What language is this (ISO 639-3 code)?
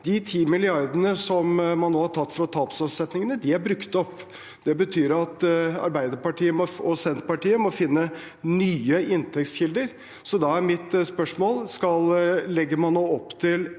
nor